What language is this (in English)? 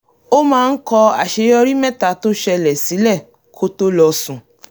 Yoruba